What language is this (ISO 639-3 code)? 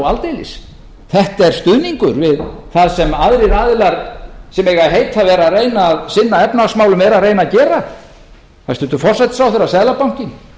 isl